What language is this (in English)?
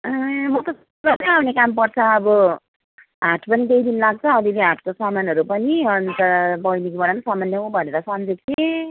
Nepali